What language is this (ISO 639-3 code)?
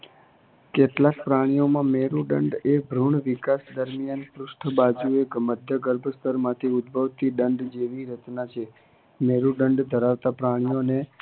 guj